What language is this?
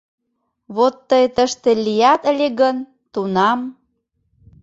Mari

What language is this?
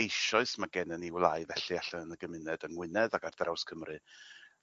Welsh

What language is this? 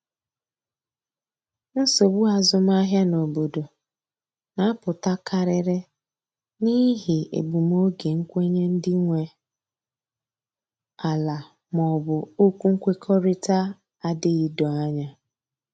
Igbo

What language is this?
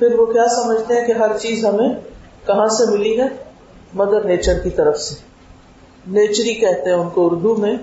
Urdu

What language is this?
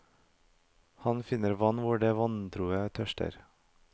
Norwegian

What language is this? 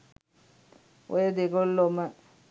Sinhala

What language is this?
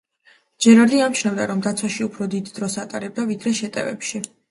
Georgian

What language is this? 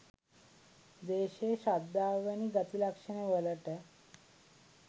Sinhala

